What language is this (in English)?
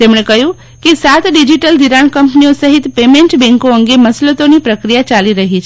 Gujarati